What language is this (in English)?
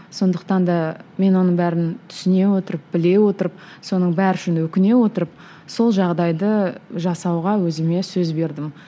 Kazakh